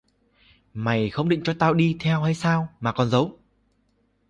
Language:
Vietnamese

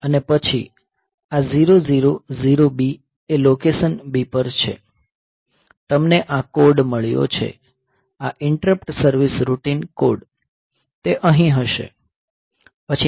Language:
Gujarati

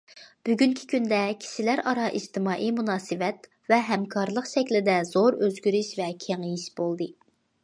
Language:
Uyghur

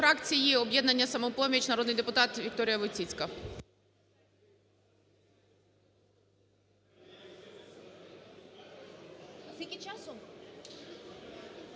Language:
Ukrainian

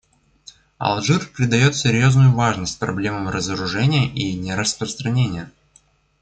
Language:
Russian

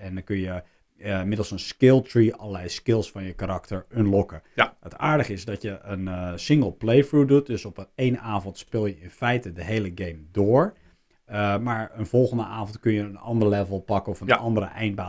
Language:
Dutch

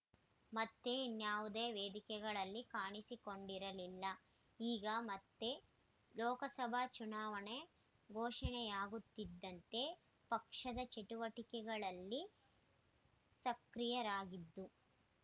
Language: Kannada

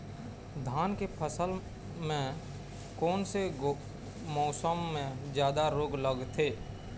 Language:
Chhattisgarhi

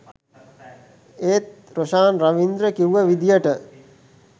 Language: Sinhala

